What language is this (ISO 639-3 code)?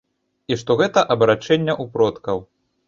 bel